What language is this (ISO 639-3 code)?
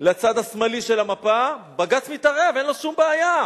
heb